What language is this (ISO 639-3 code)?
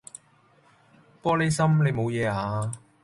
yue